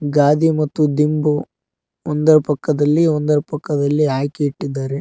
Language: Kannada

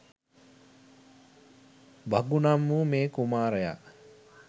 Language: Sinhala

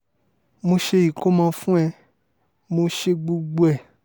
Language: Yoruba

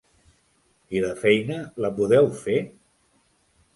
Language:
Catalan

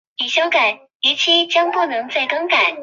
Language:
Chinese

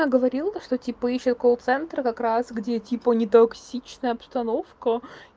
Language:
Russian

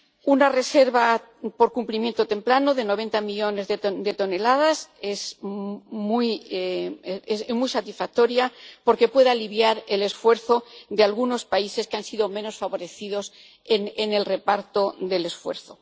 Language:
Spanish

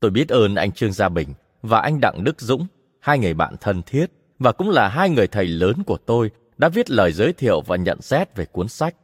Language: Vietnamese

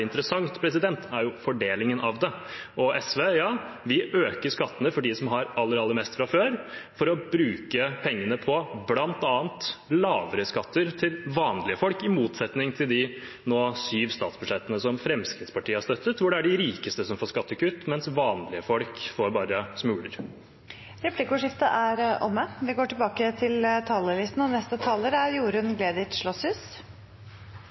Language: Norwegian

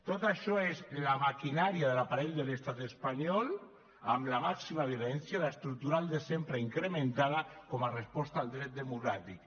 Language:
Catalan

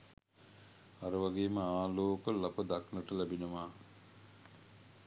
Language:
Sinhala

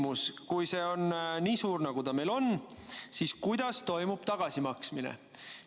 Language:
Estonian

